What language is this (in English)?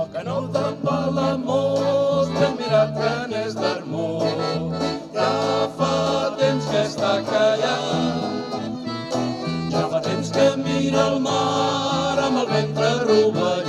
Arabic